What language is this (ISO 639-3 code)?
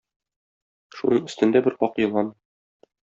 tat